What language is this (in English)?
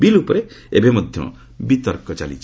Odia